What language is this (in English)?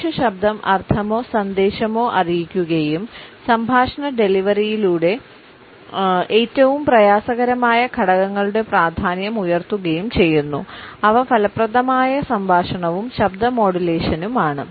Malayalam